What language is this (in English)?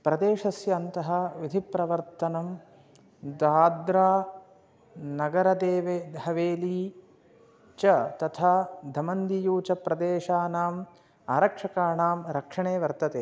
Sanskrit